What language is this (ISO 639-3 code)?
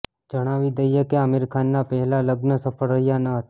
guj